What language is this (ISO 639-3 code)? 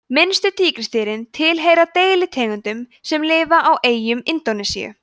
isl